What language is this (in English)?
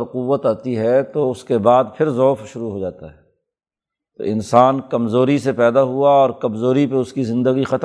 Urdu